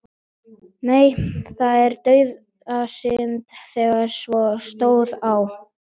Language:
Icelandic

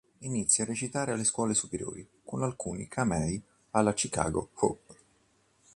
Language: Italian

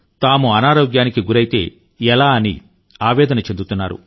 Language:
Telugu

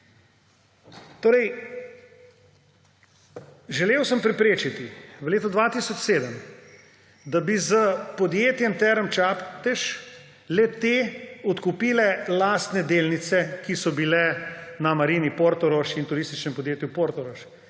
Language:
Slovenian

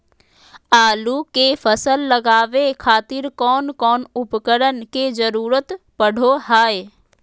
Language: Magahi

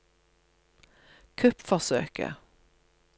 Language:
Norwegian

